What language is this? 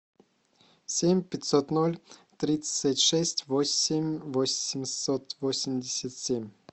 Russian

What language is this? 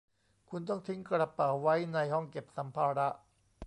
Thai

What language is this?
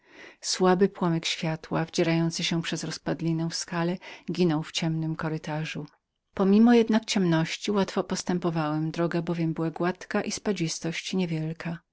Polish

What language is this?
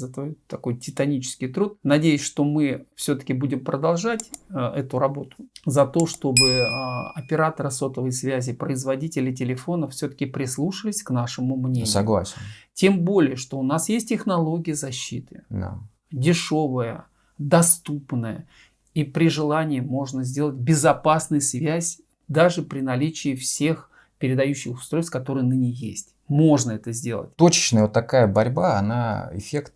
Russian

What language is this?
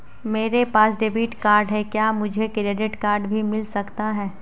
Hindi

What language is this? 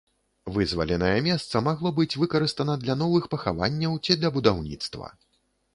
Belarusian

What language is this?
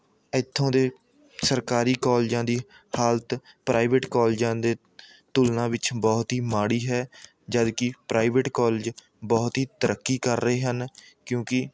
Punjabi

